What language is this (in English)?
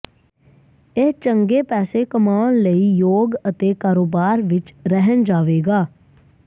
Punjabi